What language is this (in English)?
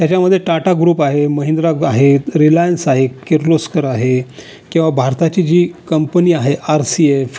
Marathi